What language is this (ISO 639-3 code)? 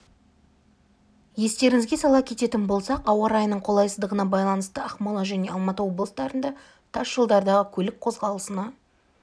kaz